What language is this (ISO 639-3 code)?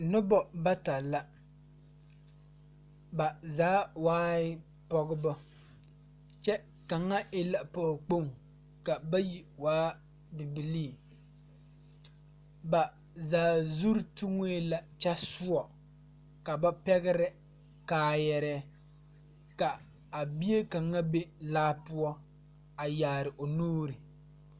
dga